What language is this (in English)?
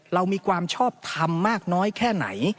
Thai